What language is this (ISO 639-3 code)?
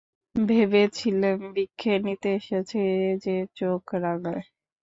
ben